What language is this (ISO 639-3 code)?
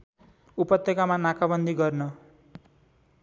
nep